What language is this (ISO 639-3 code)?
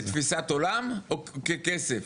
heb